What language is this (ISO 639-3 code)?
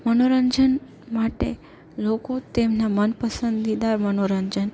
guj